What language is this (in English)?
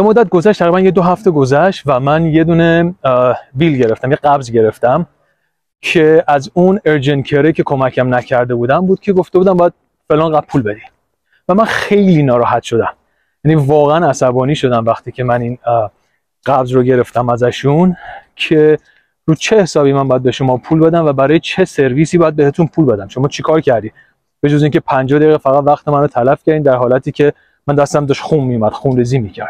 Persian